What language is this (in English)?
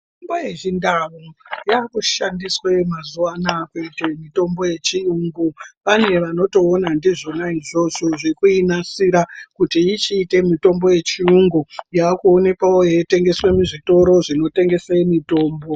Ndau